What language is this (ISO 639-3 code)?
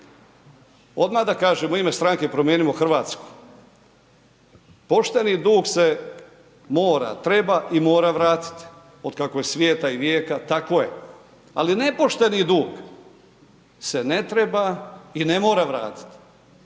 hrv